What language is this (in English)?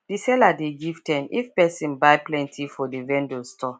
Nigerian Pidgin